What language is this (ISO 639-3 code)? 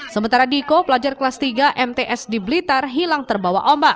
ind